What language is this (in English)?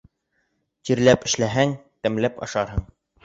Bashkir